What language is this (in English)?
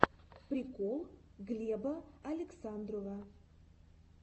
Russian